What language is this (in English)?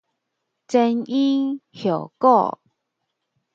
Min Nan Chinese